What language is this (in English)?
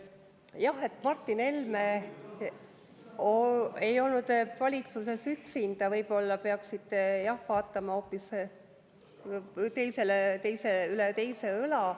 Estonian